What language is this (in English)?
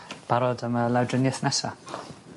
Welsh